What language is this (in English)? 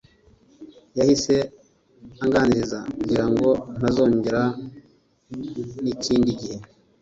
Kinyarwanda